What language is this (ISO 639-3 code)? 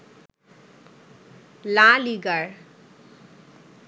ben